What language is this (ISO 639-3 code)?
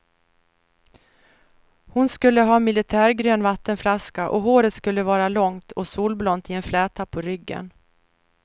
swe